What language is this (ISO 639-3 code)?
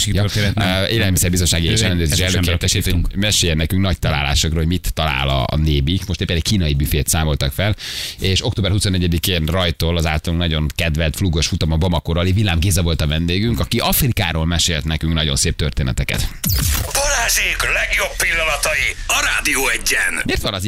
hun